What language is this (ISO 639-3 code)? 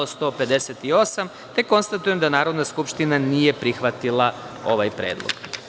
srp